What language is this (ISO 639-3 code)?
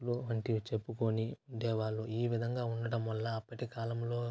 tel